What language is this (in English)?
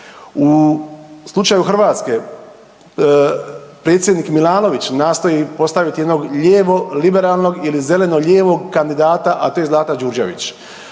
Croatian